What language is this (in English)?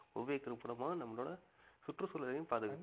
Tamil